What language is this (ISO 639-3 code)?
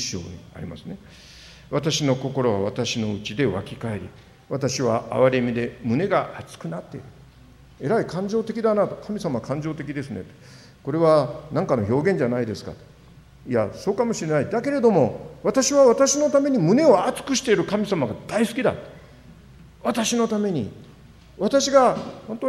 jpn